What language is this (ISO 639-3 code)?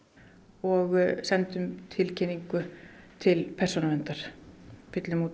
isl